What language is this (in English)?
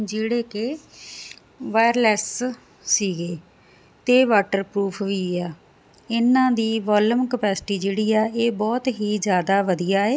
Punjabi